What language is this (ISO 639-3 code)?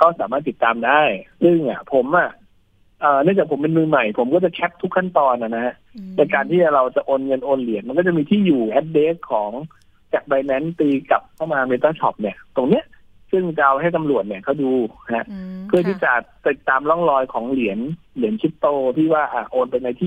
tha